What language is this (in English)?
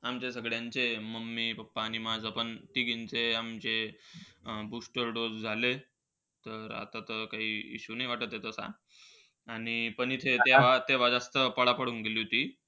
Marathi